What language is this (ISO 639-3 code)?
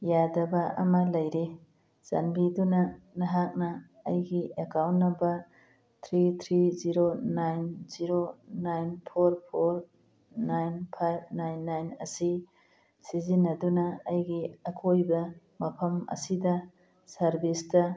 mni